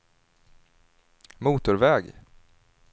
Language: Swedish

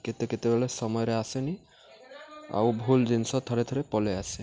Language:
Odia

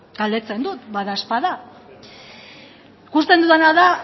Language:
Basque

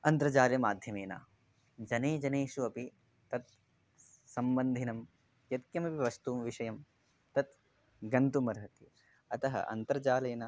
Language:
Sanskrit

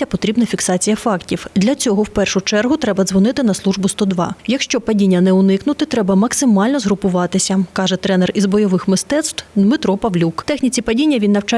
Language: Ukrainian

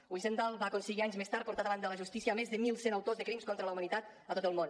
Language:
Catalan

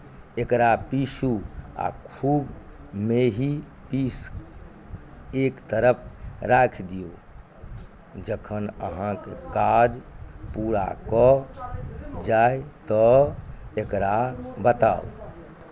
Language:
Maithili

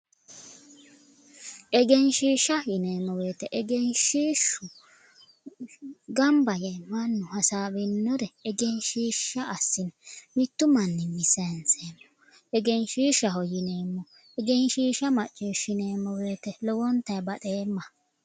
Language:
Sidamo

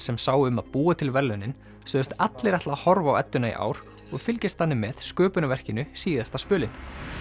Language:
Icelandic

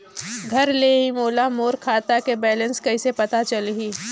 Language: Chhattisgarhi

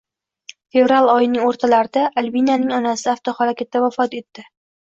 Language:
Uzbek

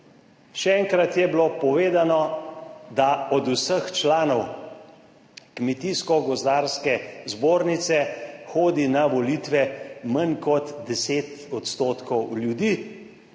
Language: Slovenian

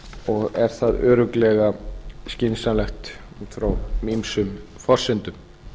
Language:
Icelandic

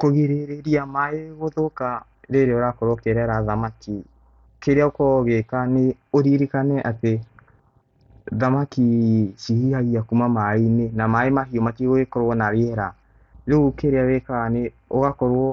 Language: Kikuyu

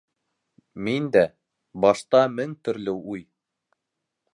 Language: Bashkir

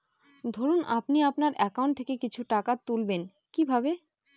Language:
Bangla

